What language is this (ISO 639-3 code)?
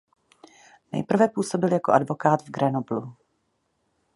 ces